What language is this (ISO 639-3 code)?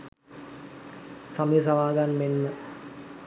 sin